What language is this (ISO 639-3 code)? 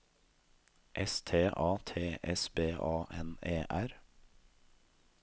nor